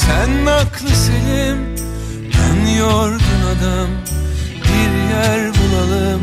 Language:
Turkish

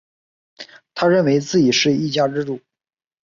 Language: Chinese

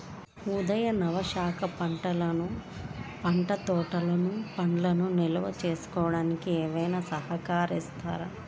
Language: Telugu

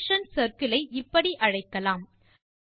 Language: Tamil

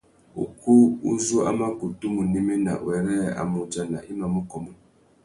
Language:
Tuki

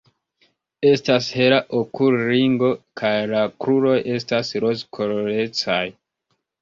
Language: Esperanto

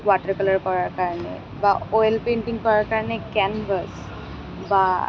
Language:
Assamese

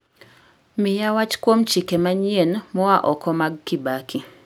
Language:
Luo (Kenya and Tanzania)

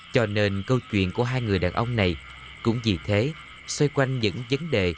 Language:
Vietnamese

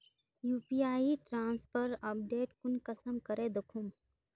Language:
Magahi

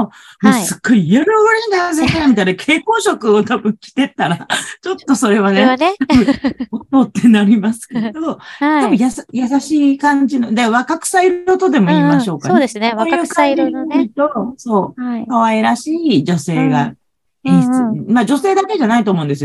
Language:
Japanese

